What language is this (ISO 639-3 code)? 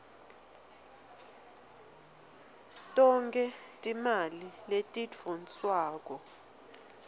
ssw